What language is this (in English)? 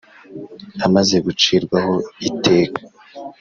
Kinyarwanda